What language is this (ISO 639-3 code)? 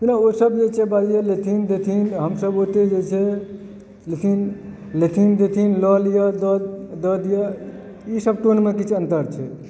mai